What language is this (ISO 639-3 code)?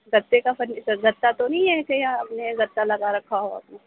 urd